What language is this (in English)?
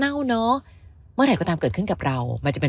Thai